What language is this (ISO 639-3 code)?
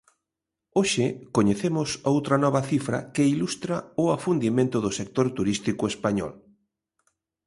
glg